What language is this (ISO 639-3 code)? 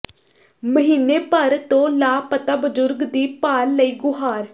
pan